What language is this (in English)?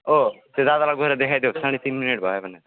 Nepali